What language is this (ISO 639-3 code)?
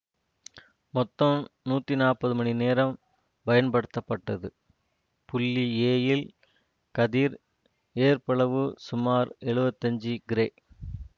tam